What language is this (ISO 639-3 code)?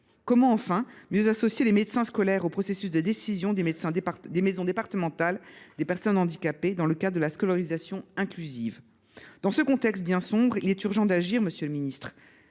fra